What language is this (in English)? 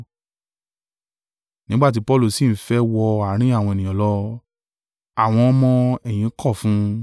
Yoruba